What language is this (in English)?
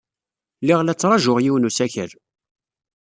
Kabyle